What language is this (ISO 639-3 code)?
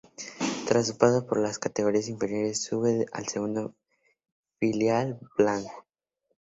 spa